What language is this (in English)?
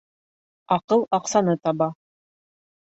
Bashkir